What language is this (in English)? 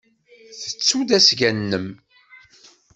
Kabyle